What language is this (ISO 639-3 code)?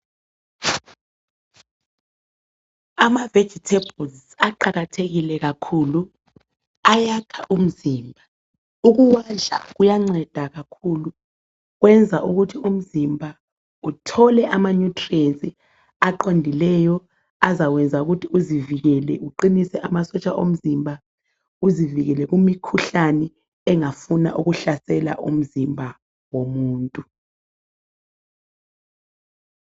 nde